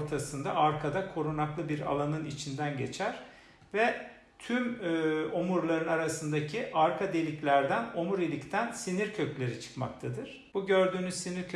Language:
Turkish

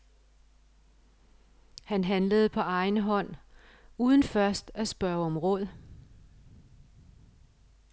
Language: Danish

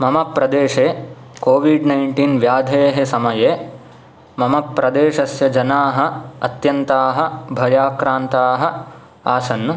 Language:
Sanskrit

